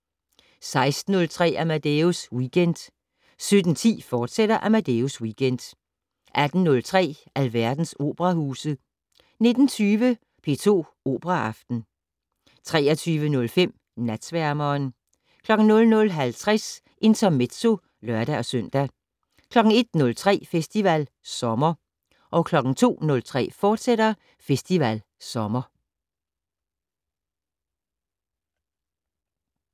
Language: Danish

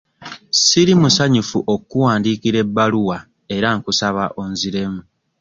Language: Ganda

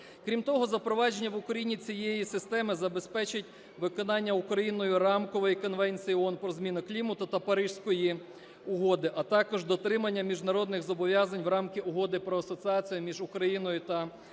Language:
Ukrainian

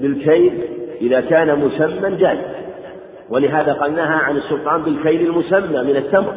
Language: Arabic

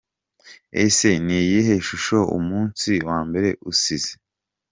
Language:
Kinyarwanda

